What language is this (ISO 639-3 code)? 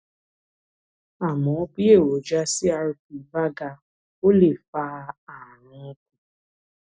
yor